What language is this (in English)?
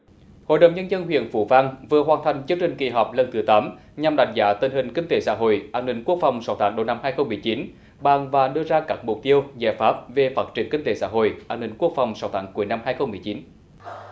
Vietnamese